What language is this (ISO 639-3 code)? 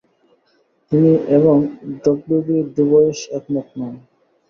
ben